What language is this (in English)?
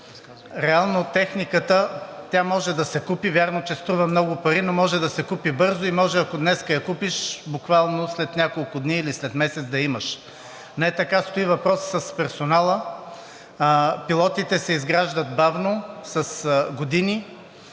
Bulgarian